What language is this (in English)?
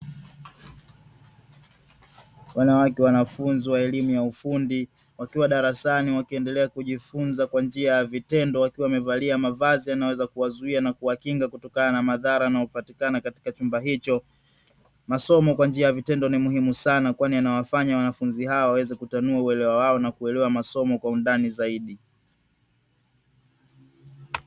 Swahili